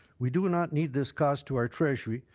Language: English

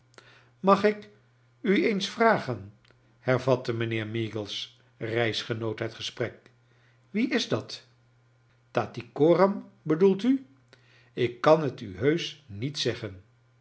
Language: Dutch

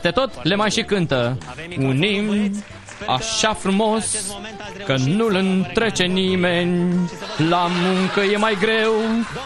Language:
Romanian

